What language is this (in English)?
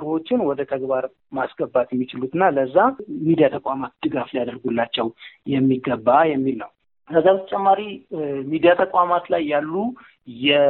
Amharic